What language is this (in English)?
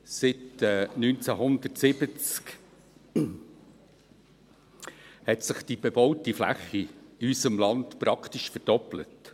Swiss German